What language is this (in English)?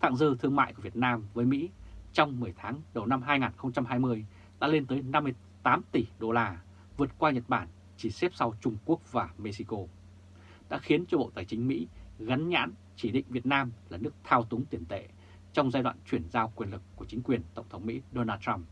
Vietnamese